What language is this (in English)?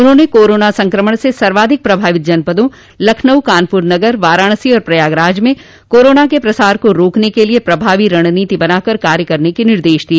Hindi